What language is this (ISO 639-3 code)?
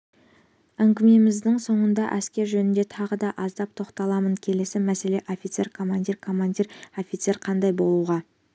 kaz